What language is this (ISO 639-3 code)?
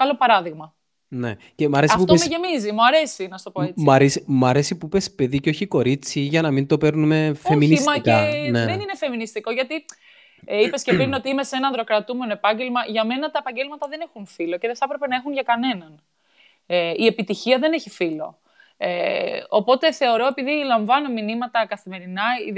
ell